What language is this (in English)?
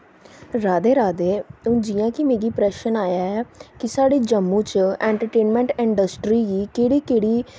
Dogri